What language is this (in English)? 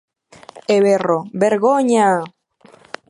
Galician